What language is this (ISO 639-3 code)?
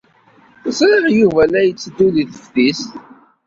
kab